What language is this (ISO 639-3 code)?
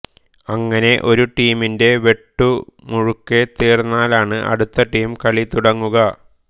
mal